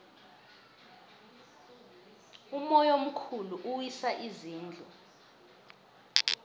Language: South Ndebele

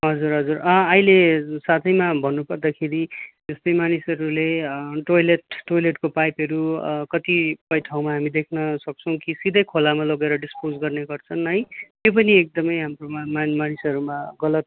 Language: Nepali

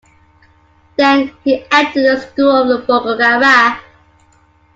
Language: English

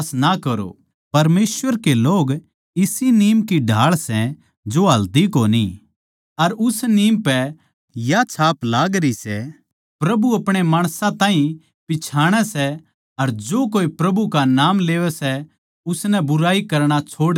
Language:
Haryanvi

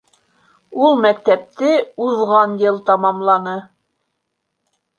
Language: Bashkir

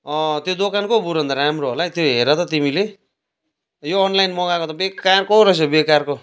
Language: Nepali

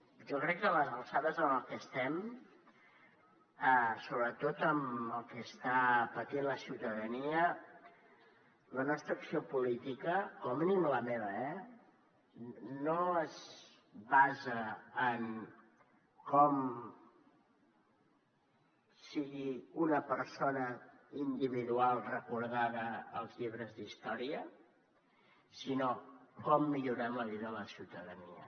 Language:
Catalan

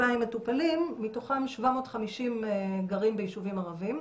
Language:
Hebrew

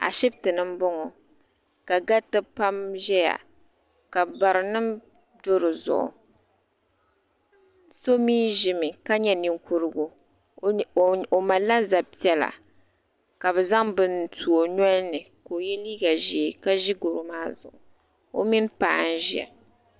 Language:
Dagbani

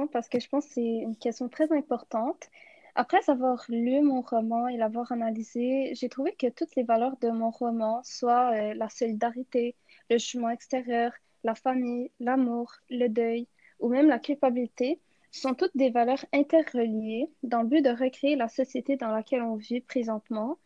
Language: French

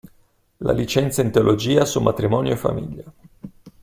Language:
Italian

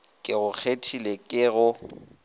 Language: Northern Sotho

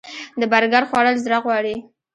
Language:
Pashto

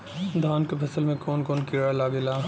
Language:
Bhojpuri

